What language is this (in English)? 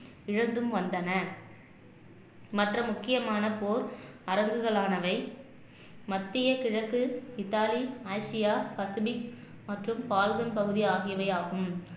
Tamil